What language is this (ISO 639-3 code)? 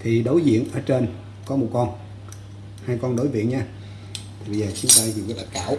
vie